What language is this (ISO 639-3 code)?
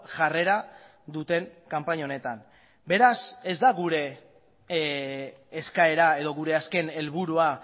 eus